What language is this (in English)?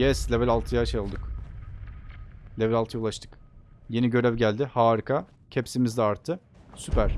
Turkish